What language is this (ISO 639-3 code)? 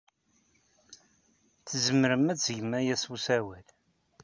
kab